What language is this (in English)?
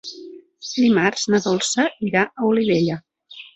Catalan